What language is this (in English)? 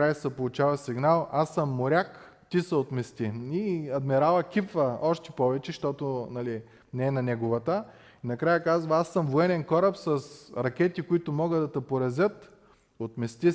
Bulgarian